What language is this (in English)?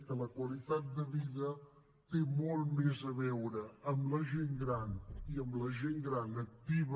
Catalan